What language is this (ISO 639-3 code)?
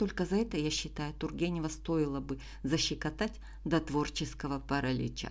rus